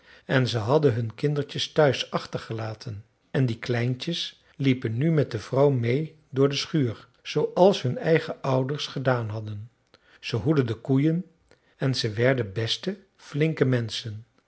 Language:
Dutch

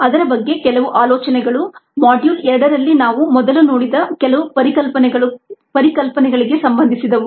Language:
Kannada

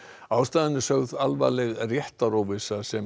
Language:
Icelandic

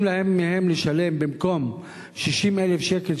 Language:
Hebrew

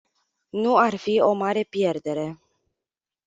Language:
Romanian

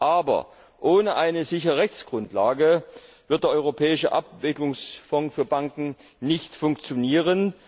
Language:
German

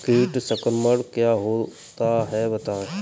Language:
Hindi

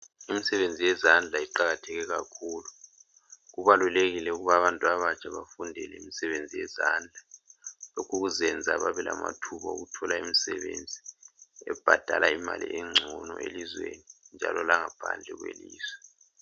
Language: North Ndebele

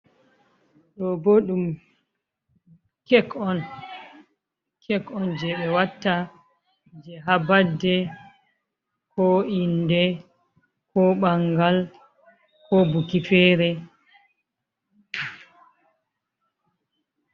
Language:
Fula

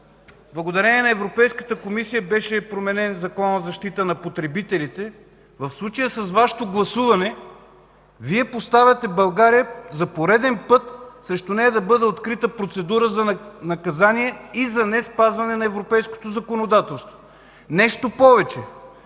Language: Bulgarian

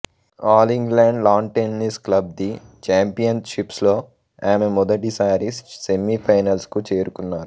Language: Telugu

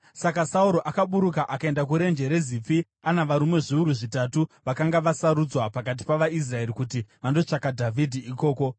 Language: Shona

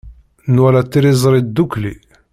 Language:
Kabyle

